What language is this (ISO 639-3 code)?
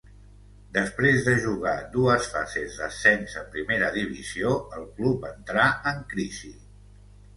cat